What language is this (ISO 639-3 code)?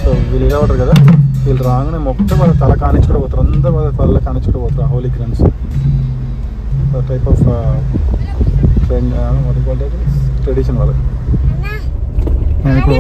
tel